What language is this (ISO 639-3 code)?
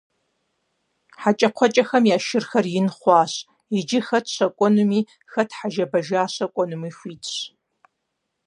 kbd